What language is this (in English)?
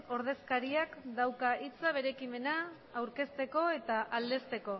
Basque